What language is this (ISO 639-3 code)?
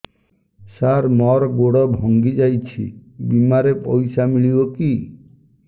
ori